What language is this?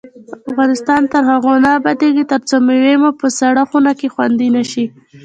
Pashto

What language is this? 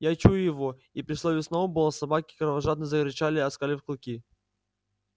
Russian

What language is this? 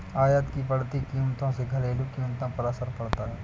Hindi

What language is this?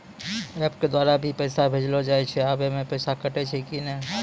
Maithili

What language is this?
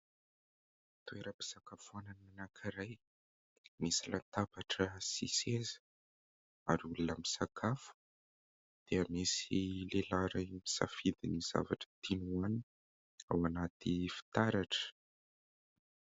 Malagasy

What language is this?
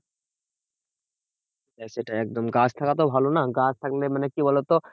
Bangla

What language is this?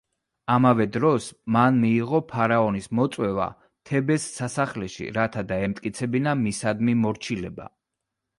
Georgian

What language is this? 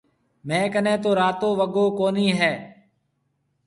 Marwari (Pakistan)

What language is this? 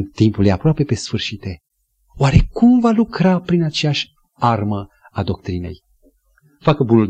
Romanian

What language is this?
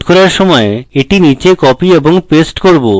Bangla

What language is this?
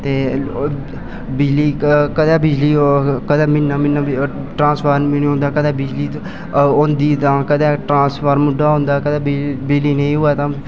Dogri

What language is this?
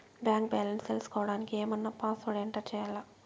Telugu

